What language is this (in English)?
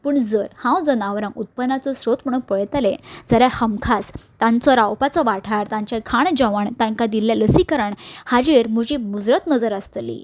Konkani